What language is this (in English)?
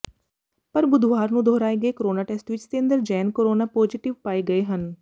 Punjabi